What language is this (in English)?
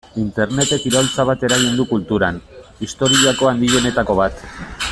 Basque